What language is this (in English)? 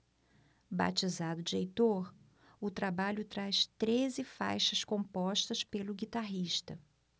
Portuguese